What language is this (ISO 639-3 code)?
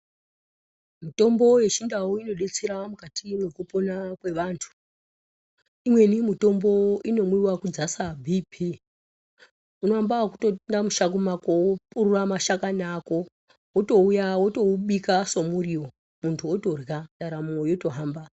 ndc